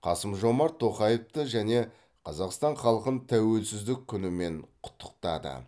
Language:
Kazakh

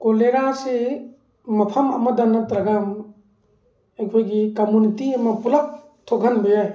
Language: Manipuri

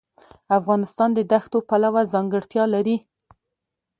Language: Pashto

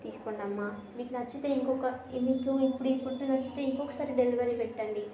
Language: Telugu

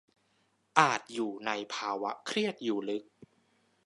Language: Thai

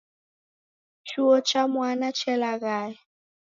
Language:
Taita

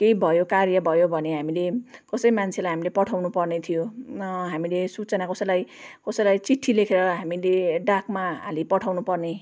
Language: Nepali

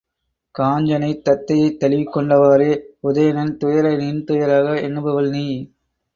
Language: Tamil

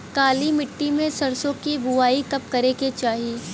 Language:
Bhojpuri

